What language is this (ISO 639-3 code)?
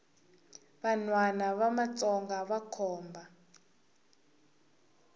tso